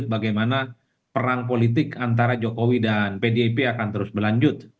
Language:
Indonesian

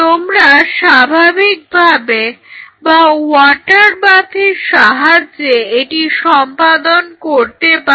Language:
Bangla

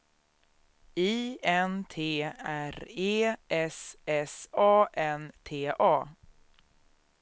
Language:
Swedish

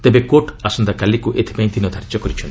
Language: Odia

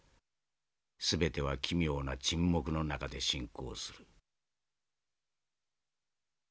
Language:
Japanese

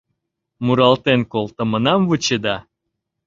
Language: Mari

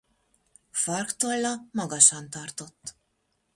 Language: Hungarian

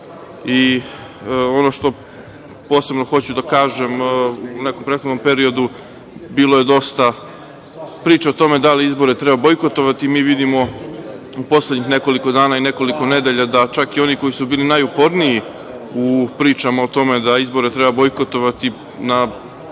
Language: Serbian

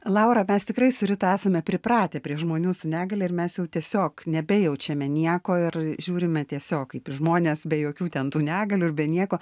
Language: Lithuanian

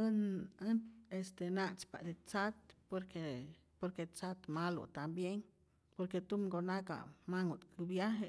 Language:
Rayón Zoque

